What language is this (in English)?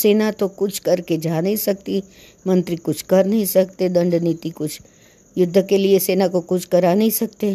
Hindi